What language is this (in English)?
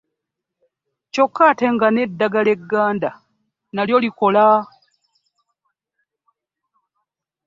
Ganda